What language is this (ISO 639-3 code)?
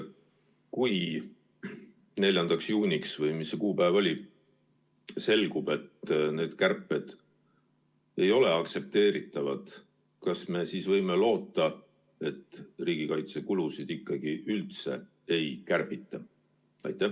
est